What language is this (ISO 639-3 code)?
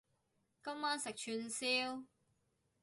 yue